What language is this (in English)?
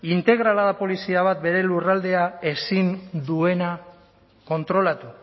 Basque